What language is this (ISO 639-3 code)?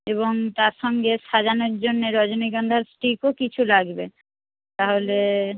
ben